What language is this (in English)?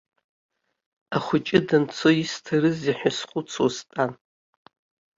Abkhazian